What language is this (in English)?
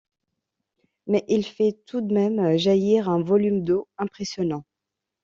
French